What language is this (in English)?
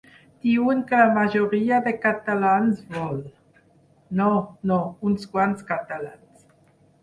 Catalan